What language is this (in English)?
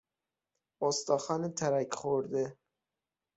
Persian